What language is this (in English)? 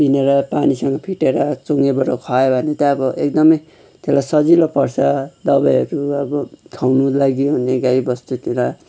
Nepali